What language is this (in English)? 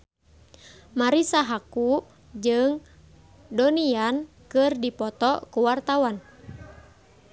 Sundanese